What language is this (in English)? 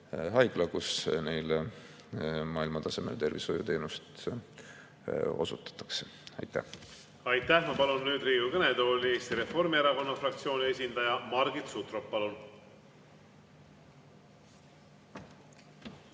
Estonian